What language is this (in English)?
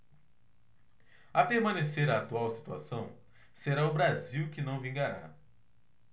Portuguese